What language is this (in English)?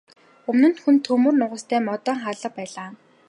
Mongolian